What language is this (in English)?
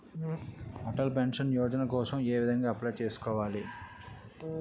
Telugu